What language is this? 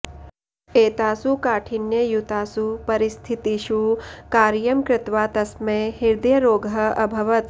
Sanskrit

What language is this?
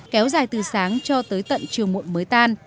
Vietnamese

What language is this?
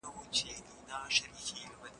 Pashto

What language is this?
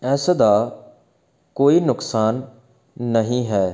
Punjabi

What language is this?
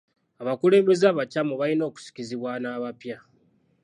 Ganda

